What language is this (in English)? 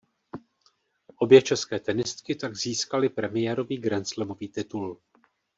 Czech